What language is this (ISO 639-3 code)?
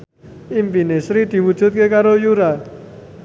jav